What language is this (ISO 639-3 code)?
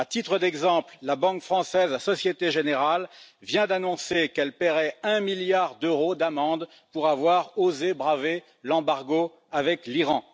fra